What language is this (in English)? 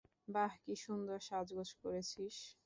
Bangla